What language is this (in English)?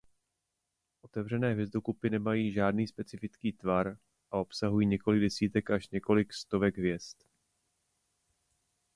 Czech